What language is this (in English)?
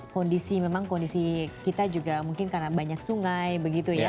Indonesian